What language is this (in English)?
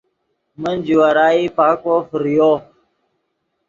Yidgha